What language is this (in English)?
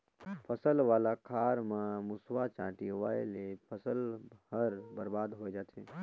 Chhattisgarhi